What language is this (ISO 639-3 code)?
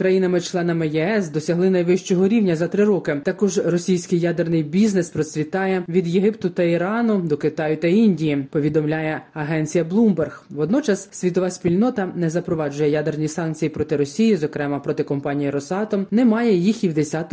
ukr